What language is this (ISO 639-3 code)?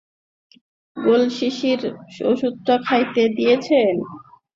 ben